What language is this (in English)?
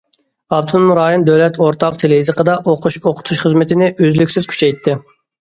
Uyghur